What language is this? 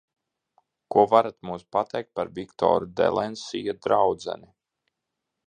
Latvian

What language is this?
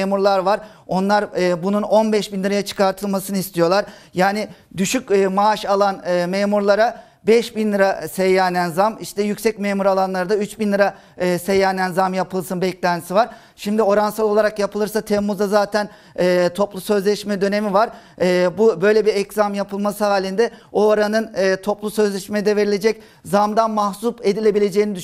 Turkish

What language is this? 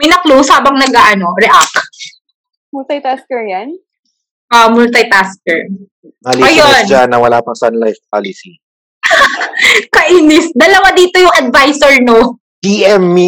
Filipino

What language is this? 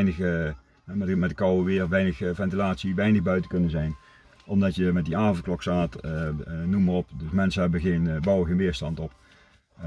Dutch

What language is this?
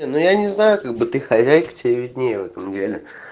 Russian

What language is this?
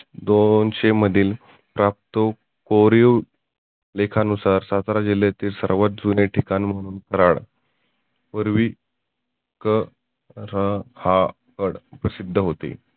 Marathi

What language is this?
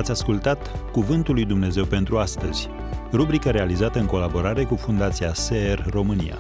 Romanian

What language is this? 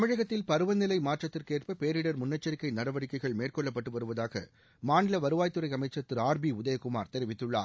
Tamil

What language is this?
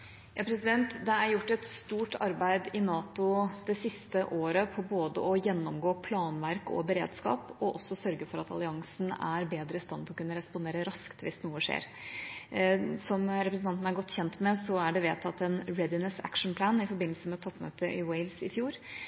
Norwegian Bokmål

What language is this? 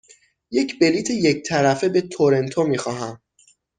Persian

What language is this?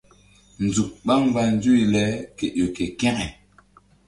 Mbum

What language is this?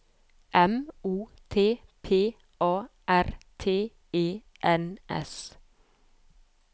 Norwegian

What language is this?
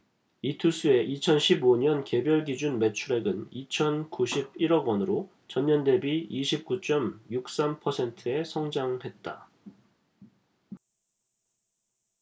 Korean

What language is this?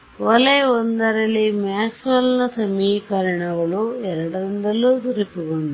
Kannada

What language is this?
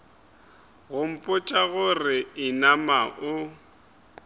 Northern Sotho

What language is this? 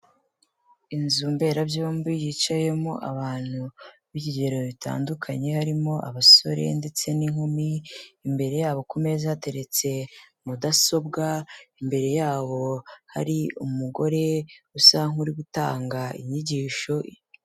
Kinyarwanda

